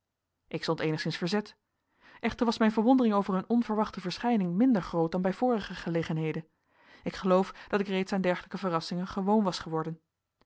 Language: Dutch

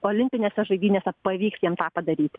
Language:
Lithuanian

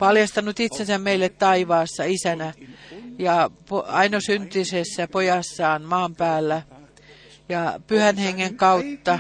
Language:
Finnish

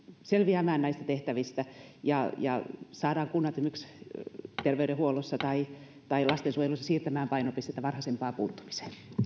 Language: Finnish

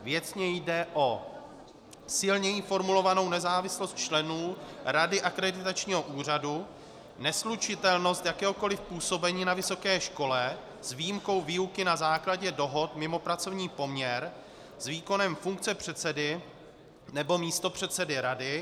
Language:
Czech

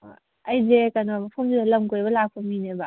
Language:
Manipuri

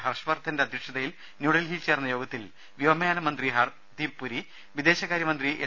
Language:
Malayalam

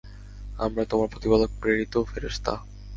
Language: Bangla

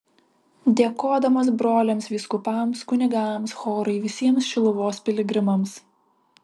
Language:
Lithuanian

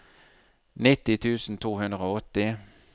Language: Norwegian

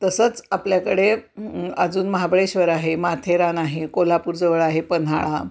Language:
Marathi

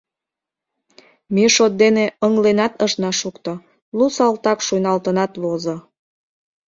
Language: Mari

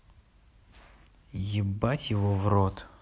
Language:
Russian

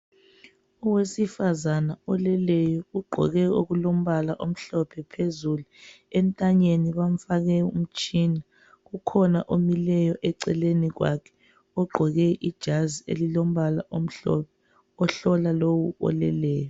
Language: North Ndebele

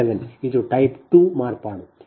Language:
Kannada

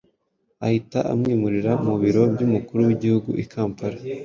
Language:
Kinyarwanda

